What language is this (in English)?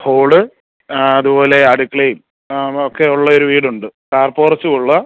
Malayalam